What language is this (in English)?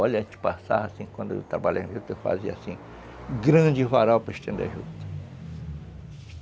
Portuguese